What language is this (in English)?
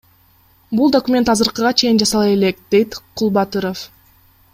Kyrgyz